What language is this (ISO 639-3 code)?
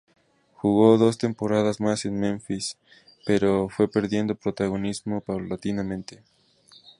spa